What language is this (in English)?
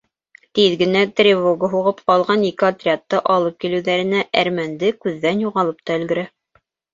Bashkir